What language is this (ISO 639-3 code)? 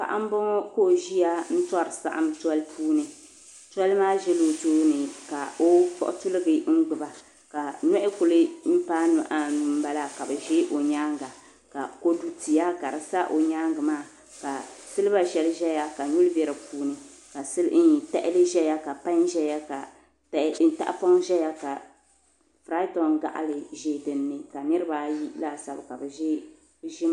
dag